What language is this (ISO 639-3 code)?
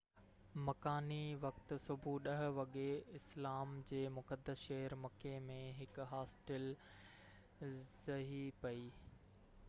snd